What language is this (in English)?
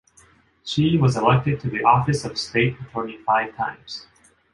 English